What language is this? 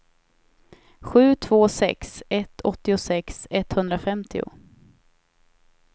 Swedish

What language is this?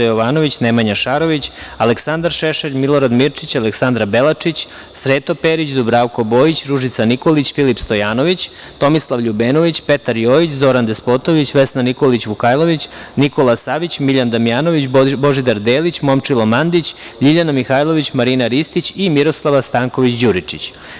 Serbian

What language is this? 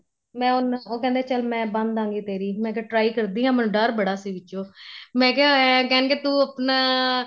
Punjabi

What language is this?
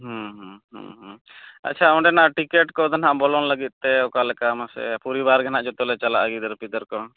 Santali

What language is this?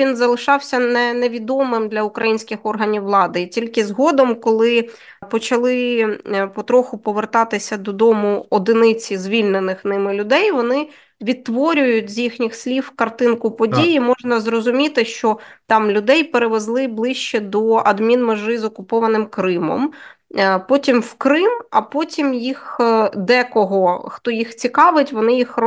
Ukrainian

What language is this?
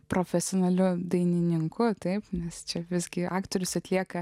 Lithuanian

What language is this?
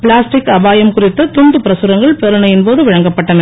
Tamil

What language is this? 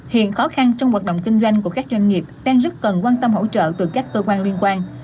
Vietnamese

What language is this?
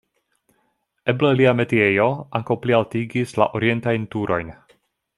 Esperanto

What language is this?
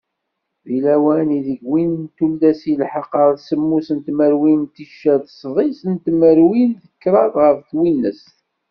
Kabyle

